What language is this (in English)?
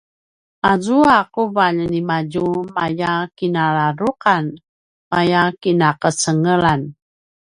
Paiwan